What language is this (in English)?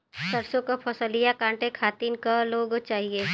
Bhojpuri